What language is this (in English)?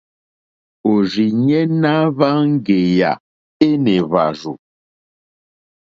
Mokpwe